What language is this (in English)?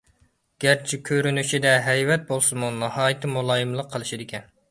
Uyghur